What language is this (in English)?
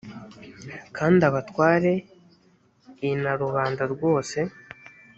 Kinyarwanda